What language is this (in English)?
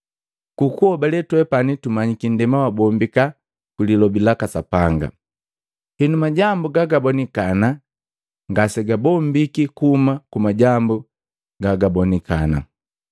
Matengo